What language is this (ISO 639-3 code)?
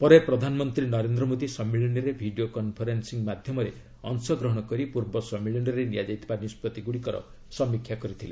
ori